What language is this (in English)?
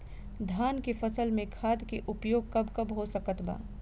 Bhojpuri